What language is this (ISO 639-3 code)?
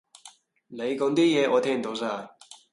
yue